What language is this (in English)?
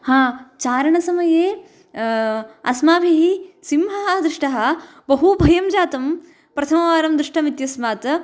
Sanskrit